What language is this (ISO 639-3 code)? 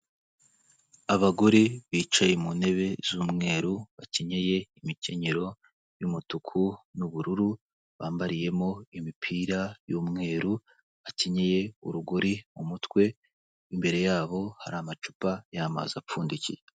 kin